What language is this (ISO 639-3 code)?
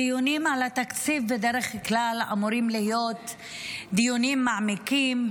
heb